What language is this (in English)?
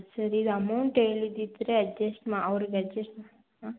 Kannada